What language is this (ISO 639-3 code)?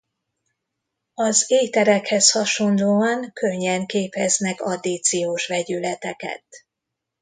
hun